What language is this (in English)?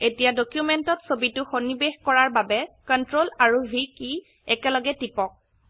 Assamese